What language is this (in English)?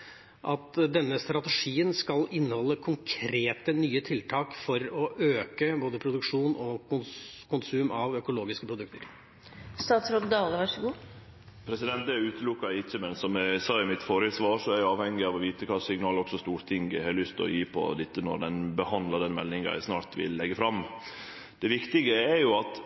Norwegian